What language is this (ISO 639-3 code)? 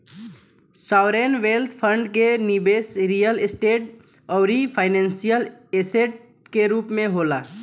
bho